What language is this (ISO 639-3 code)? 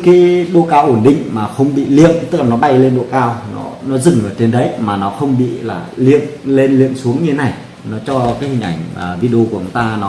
vie